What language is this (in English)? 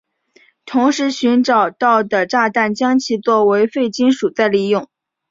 Chinese